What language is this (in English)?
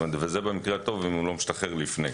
Hebrew